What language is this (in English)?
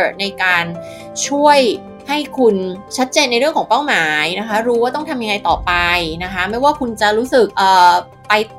Thai